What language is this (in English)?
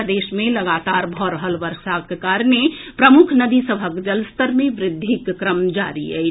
Maithili